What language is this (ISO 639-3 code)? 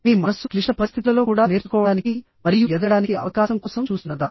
tel